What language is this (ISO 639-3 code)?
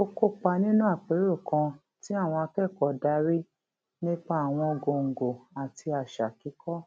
yor